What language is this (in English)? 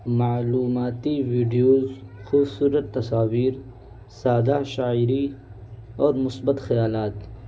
Urdu